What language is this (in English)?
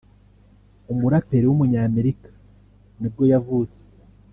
Kinyarwanda